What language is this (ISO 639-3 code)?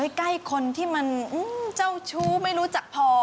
tha